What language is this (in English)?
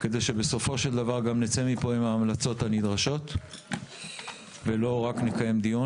Hebrew